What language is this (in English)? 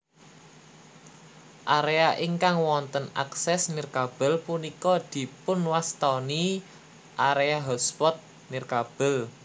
Javanese